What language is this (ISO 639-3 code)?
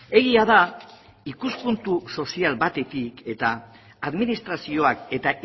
eus